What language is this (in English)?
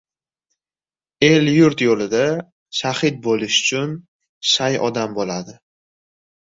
Uzbek